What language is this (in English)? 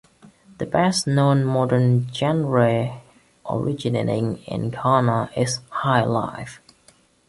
English